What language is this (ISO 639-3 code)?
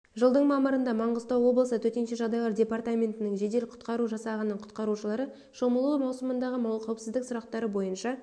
kaz